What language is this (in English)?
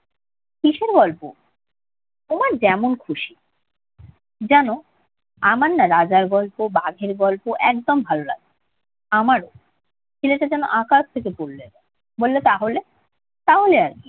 Bangla